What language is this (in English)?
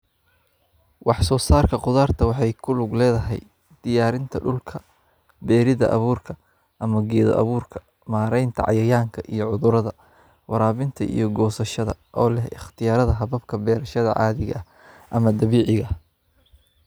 Somali